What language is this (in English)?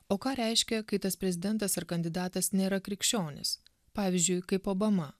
Lithuanian